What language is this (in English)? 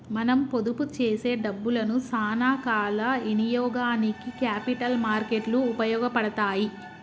Telugu